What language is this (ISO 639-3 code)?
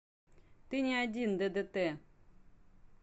rus